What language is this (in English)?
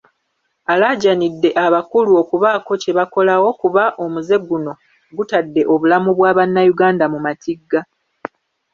Ganda